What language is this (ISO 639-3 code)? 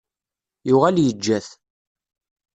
kab